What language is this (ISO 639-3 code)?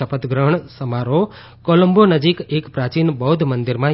guj